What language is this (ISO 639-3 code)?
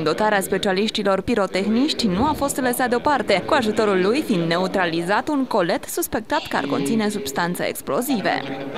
ron